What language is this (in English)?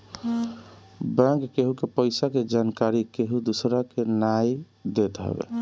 Bhojpuri